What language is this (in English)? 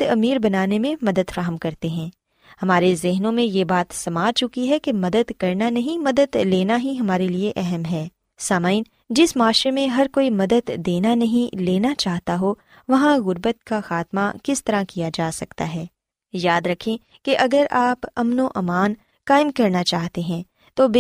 Urdu